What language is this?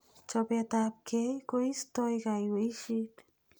Kalenjin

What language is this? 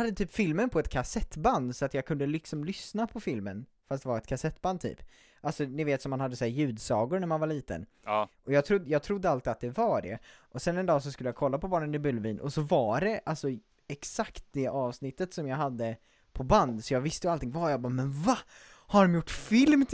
Swedish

